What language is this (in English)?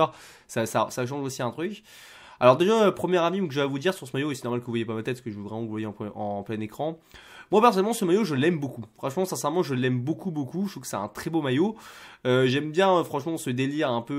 French